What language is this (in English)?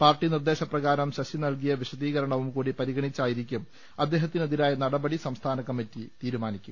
Malayalam